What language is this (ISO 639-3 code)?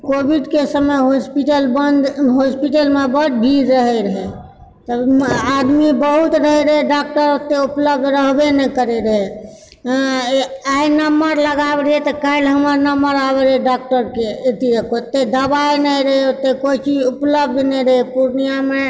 mai